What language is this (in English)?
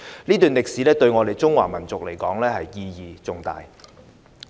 Cantonese